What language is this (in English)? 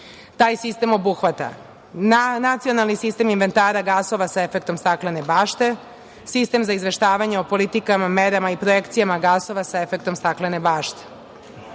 Serbian